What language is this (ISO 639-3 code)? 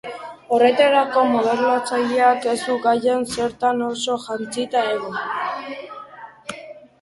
eus